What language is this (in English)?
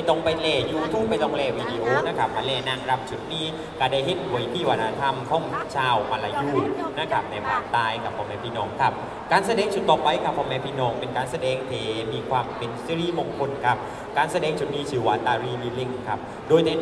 Thai